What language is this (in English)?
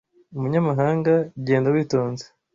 Kinyarwanda